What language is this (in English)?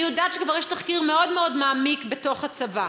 Hebrew